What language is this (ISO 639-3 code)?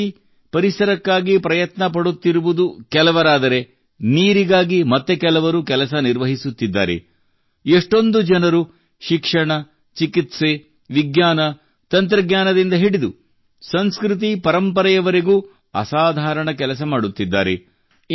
kan